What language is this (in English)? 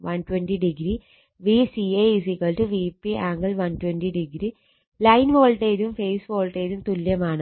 Malayalam